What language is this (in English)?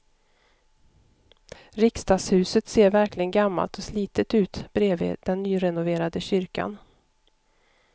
Swedish